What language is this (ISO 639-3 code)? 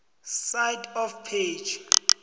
nbl